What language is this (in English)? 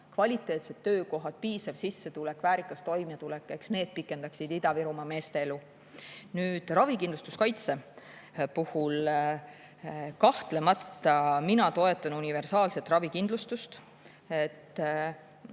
Estonian